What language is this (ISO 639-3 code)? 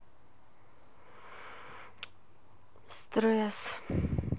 rus